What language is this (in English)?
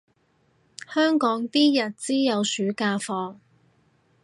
Cantonese